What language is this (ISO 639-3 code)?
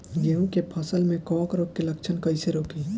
bho